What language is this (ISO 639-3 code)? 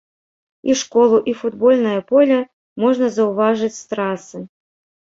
bel